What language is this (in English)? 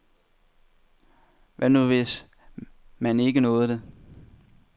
Danish